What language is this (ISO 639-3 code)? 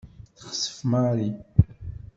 kab